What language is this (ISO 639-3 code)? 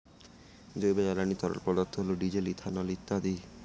ben